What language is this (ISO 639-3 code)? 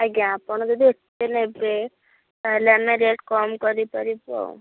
ori